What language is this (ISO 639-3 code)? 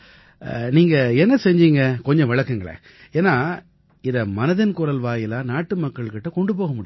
tam